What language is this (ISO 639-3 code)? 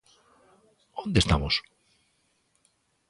glg